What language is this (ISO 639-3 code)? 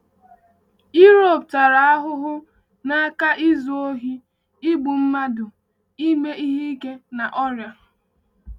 ibo